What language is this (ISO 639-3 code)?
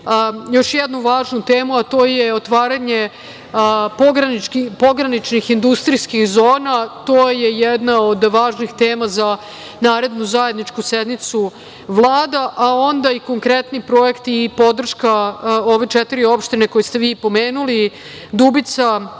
srp